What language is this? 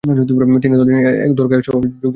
Bangla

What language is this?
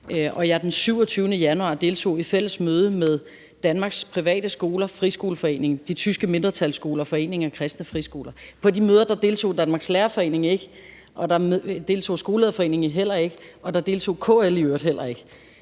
Danish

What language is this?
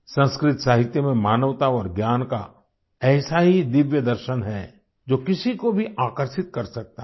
Hindi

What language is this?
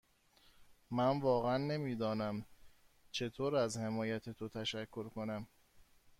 Persian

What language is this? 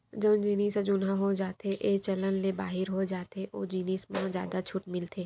Chhattisgarhi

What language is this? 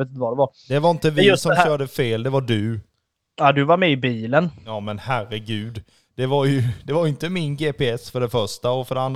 Swedish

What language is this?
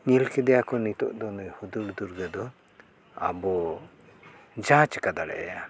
Santali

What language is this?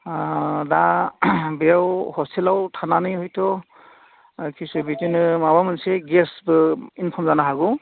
Bodo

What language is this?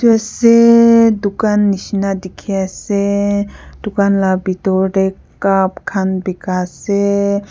Naga Pidgin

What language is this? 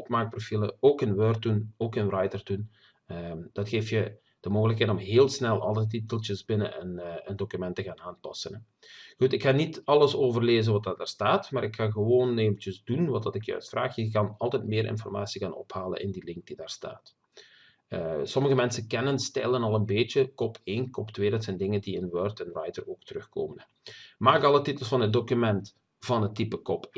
Dutch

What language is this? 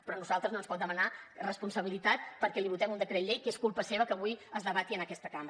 Catalan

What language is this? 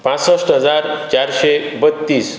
Konkani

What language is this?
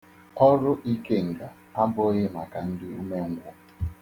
Igbo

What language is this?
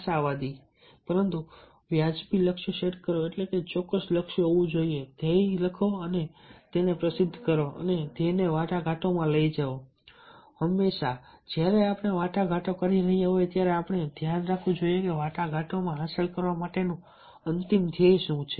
Gujarati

